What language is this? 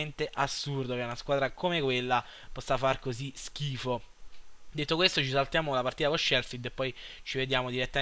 Italian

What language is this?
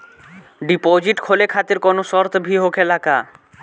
Bhojpuri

